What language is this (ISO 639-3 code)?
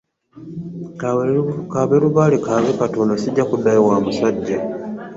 lug